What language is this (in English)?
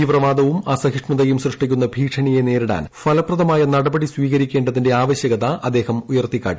Malayalam